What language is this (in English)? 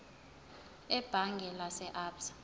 Zulu